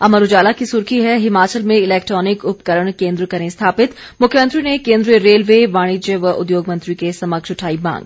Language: Hindi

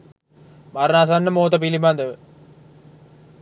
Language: Sinhala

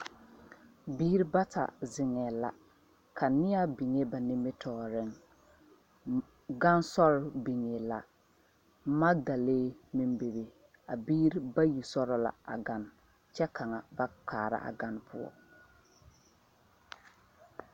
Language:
Southern Dagaare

